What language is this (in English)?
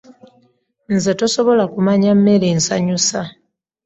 Ganda